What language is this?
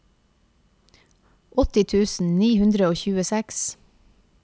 Norwegian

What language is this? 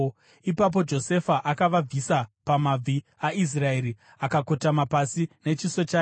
Shona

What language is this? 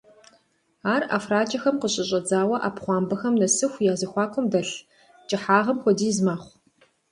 Kabardian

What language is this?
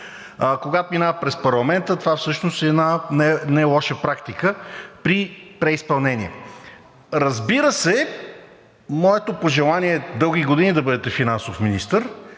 Bulgarian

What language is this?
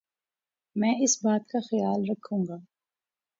Urdu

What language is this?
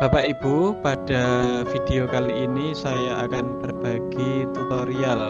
Indonesian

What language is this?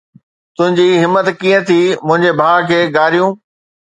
Sindhi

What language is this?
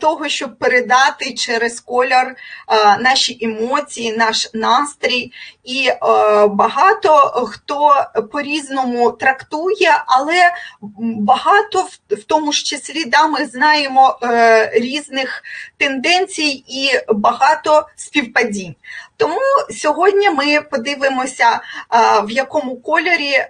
Ukrainian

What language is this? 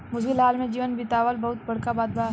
Bhojpuri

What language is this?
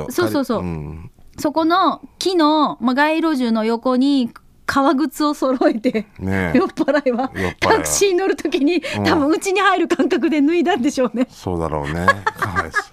Japanese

